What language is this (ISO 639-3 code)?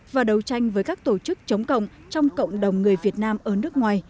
vie